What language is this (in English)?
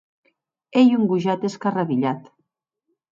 Occitan